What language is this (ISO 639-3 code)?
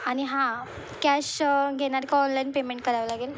mar